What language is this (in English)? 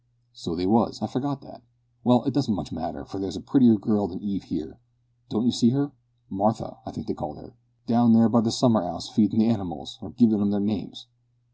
English